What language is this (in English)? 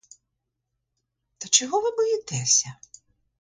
Ukrainian